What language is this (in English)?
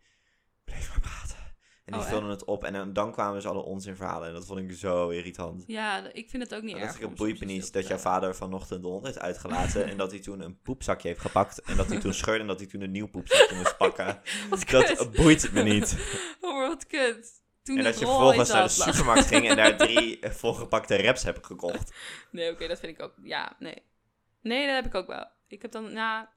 Dutch